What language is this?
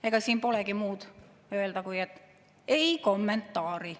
Estonian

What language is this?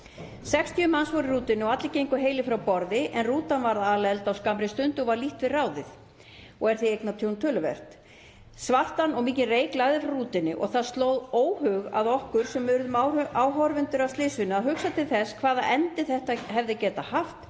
Icelandic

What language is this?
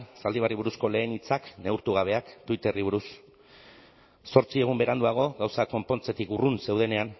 Basque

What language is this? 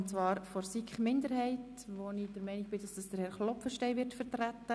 Swiss German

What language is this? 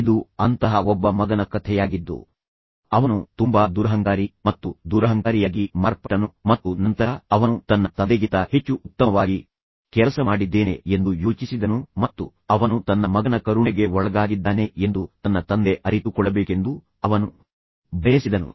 Kannada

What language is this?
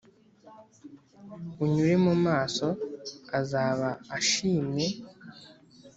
Kinyarwanda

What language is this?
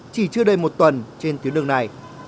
Vietnamese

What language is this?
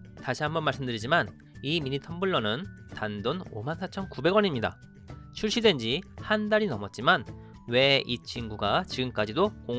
Korean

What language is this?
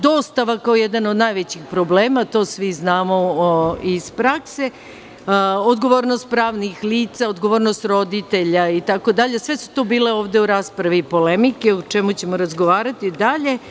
Serbian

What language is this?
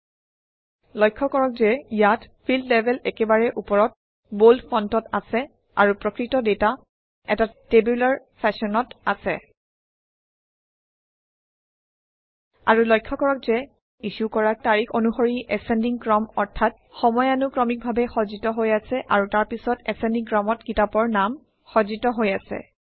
Assamese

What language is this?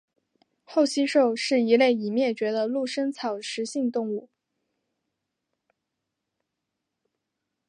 Chinese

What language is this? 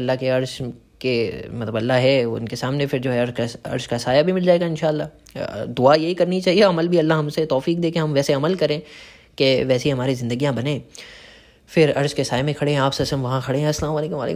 Hindi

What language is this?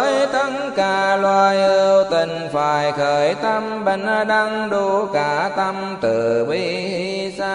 Vietnamese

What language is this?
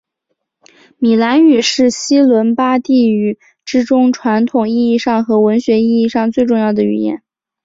Chinese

